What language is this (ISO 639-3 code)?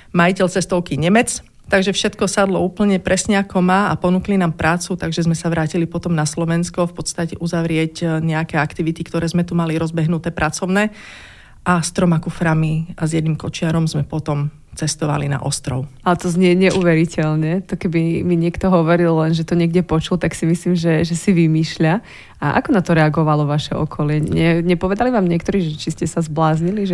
slk